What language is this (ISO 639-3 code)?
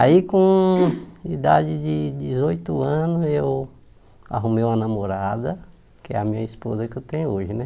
por